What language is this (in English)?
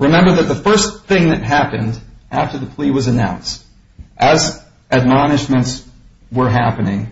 English